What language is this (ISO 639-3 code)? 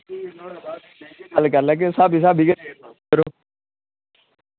doi